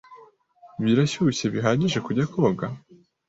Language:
Kinyarwanda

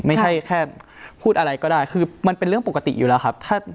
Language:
Thai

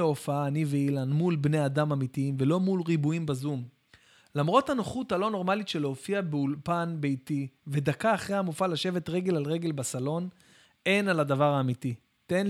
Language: Hebrew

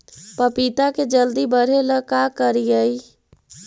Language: Magahi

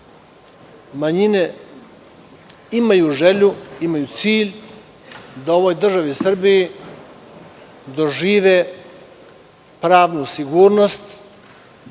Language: Serbian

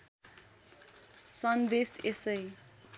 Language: Nepali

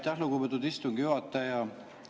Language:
Estonian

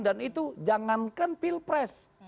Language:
Indonesian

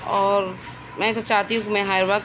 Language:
Urdu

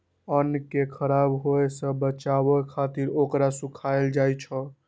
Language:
Maithili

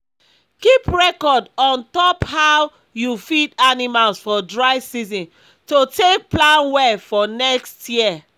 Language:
Nigerian Pidgin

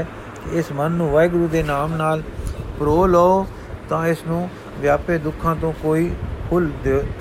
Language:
Punjabi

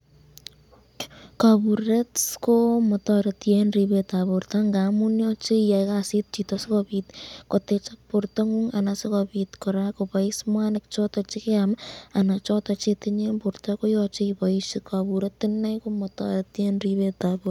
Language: Kalenjin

